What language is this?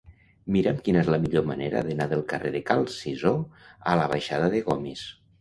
Catalan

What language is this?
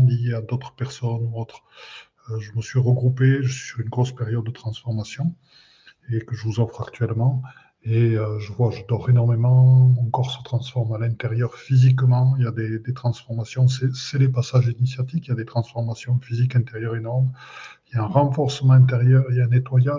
French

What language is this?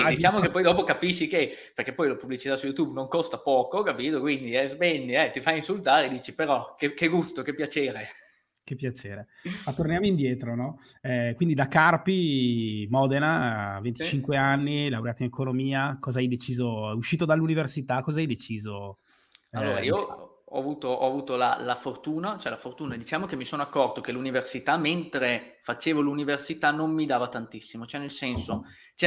Italian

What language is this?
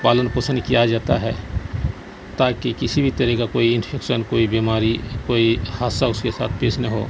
Urdu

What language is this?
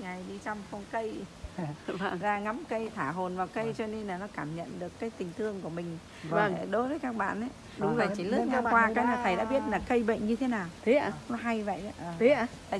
Vietnamese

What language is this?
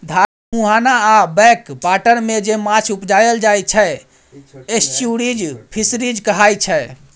Maithili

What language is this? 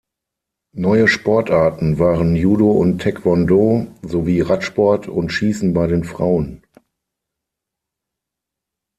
German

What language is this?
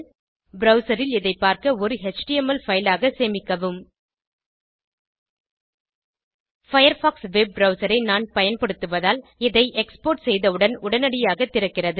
Tamil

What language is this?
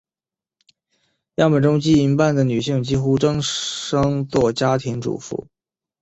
Chinese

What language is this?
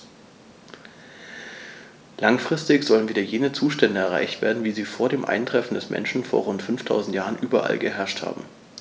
German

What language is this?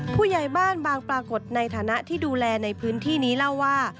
Thai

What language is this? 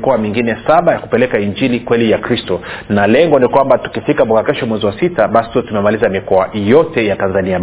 Swahili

